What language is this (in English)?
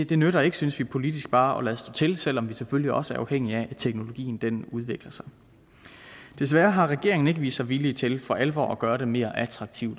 Danish